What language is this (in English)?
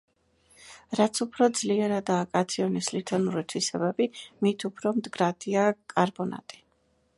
Georgian